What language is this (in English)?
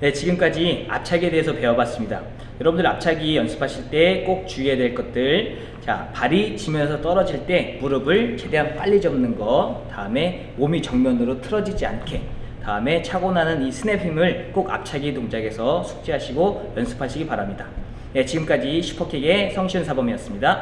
Korean